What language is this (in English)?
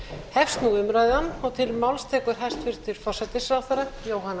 Icelandic